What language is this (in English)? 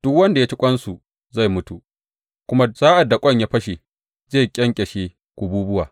Hausa